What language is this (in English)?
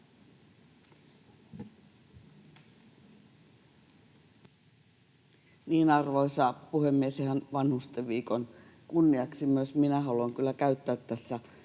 Finnish